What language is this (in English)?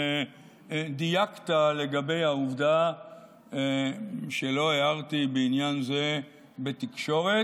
Hebrew